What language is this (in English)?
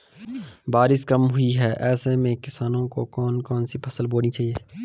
Hindi